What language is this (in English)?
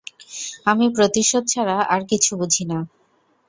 Bangla